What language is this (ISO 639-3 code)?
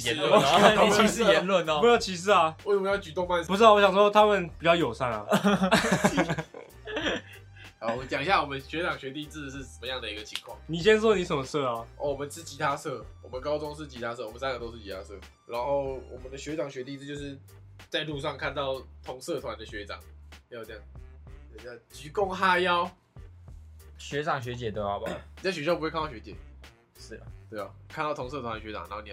zho